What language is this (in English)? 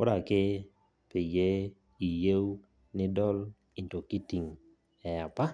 Masai